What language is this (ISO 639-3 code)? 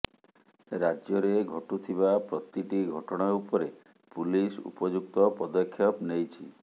ori